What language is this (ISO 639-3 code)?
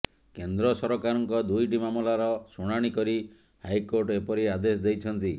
ori